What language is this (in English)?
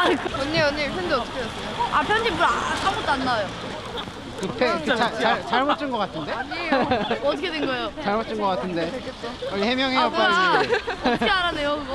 Korean